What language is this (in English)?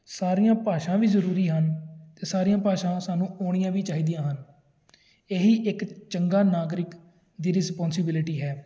Punjabi